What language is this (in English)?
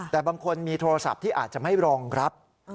Thai